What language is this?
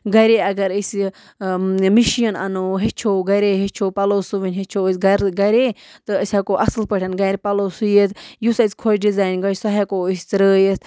Kashmiri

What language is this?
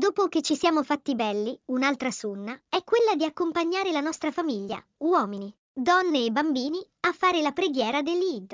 Italian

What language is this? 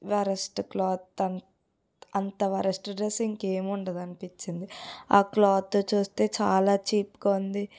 Telugu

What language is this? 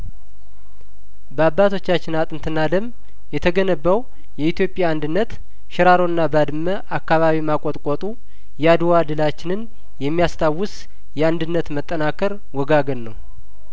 Amharic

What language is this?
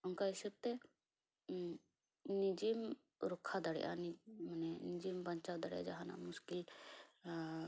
Santali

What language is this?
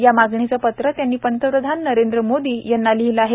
Marathi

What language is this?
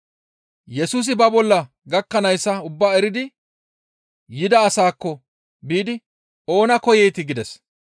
Gamo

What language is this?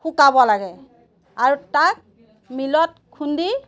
Assamese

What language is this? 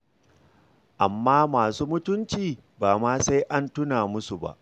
Hausa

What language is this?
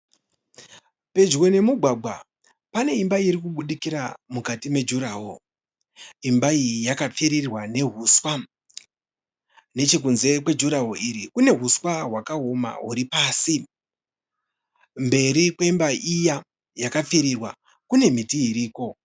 Shona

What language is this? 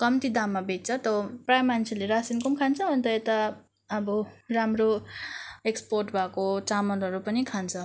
Nepali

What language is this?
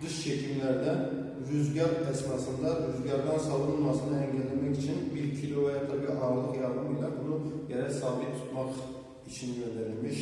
Turkish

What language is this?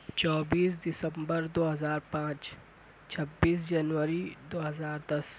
Urdu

